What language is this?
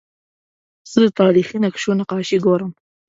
Pashto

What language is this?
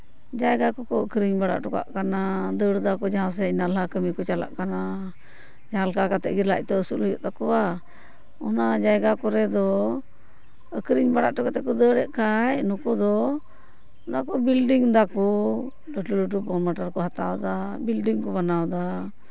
Santali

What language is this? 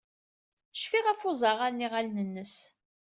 Kabyle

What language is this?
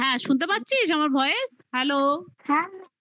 Bangla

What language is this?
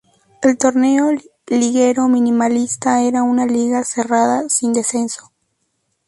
Spanish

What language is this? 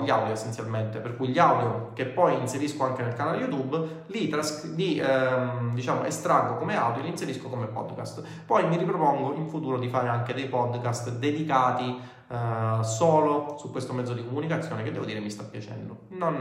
Italian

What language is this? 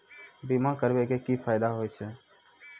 Maithili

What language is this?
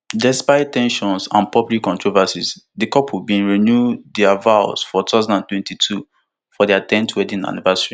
Nigerian Pidgin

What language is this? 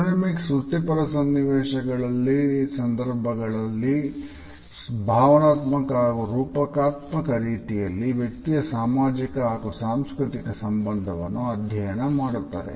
Kannada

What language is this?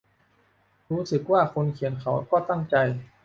Thai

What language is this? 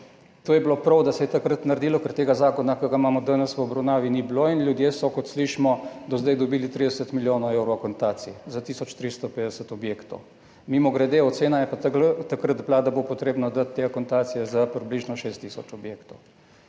Slovenian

